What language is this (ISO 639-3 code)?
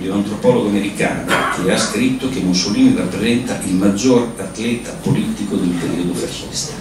ita